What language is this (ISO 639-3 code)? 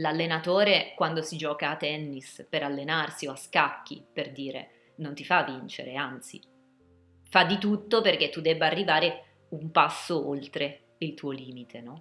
ita